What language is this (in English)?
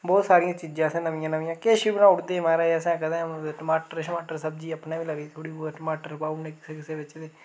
Dogri